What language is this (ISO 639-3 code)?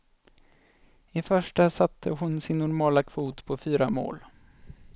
swe